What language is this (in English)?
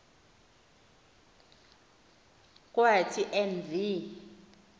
Xhosa